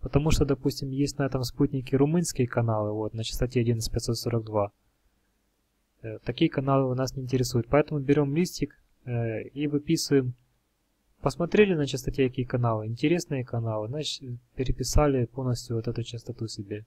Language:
Russian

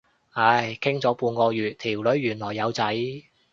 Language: Cantonese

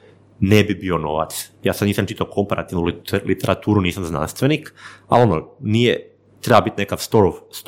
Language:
Croatian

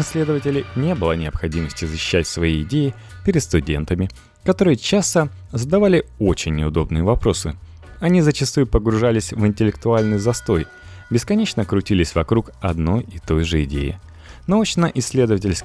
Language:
Russian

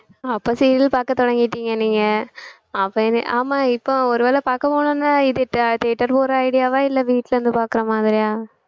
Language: Tamil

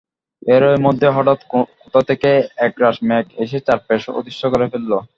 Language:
Bangla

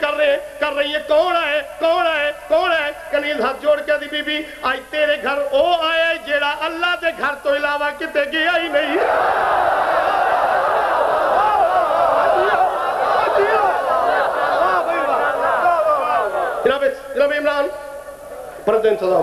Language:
Arabic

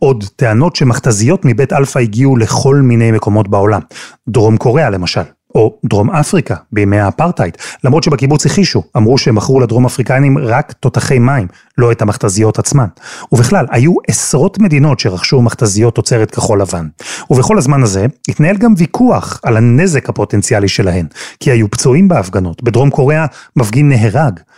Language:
Hebrew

